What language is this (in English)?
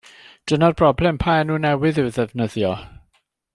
Welsh